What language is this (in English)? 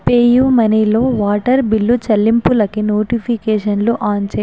Telugu